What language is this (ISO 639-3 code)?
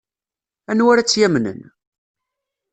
kab